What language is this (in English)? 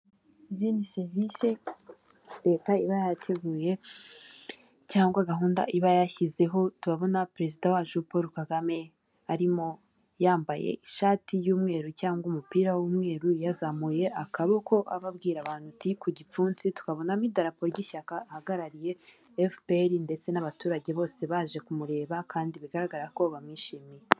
Kinyarwanda